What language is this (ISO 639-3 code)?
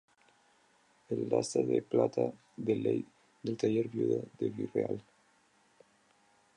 spa